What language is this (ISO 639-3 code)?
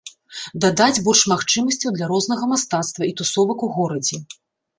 bel